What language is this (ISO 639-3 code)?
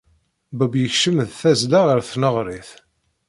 kab